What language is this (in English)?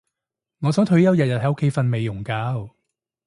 Cantonese